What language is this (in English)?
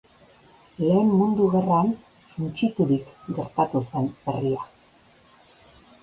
Basque